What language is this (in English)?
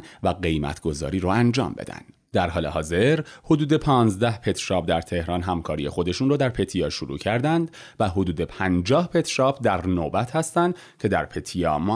Persian